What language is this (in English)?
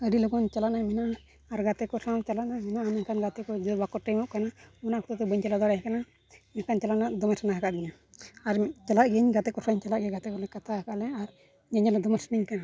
Santali